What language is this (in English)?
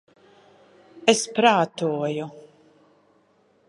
Latvian